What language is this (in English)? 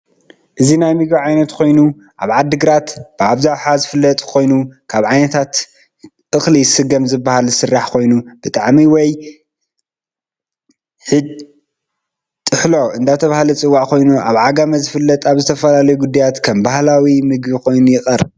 Tigrinya